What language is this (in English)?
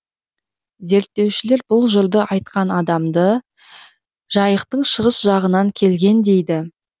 Kazakh